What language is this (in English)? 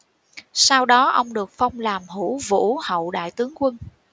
Vietnamese